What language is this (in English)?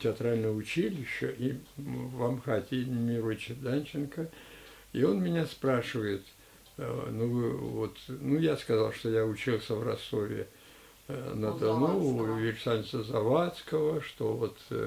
Russian